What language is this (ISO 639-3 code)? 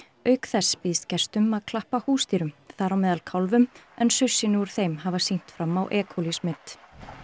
isl